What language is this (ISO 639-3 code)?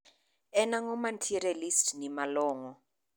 luo